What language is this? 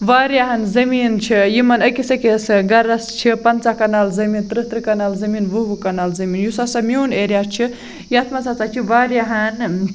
Kashmiri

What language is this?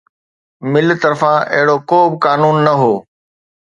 Sindhi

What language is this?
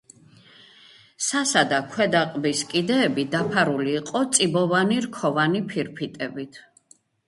Georgian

